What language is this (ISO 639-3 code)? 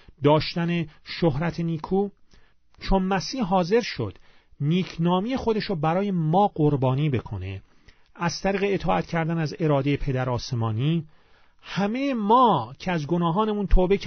fas